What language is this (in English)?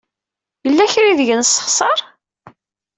Kabyle